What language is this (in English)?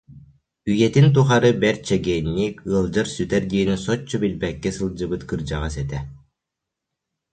Yakut